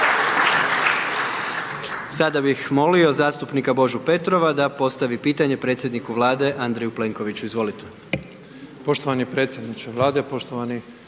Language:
Croatian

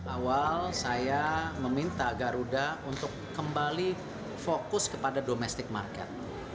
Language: Indonesian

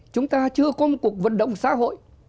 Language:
Vietnamese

